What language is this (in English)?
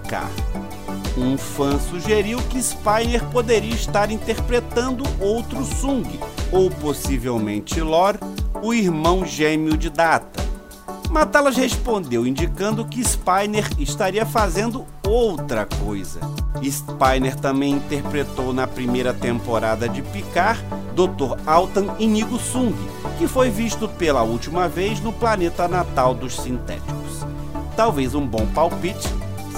Portuguese